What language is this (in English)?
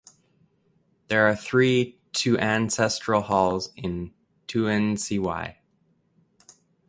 English